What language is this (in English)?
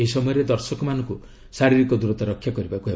Odia